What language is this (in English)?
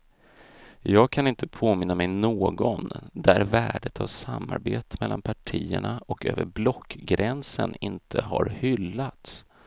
Swedish